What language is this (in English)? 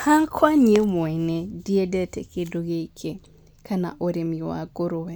Kikuyu